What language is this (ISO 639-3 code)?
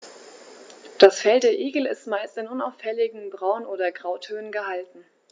deu